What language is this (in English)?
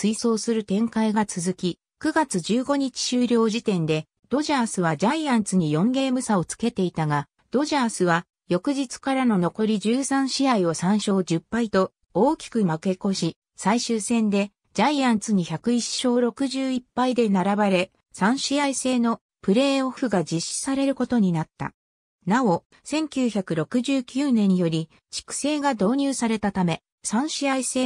Japanese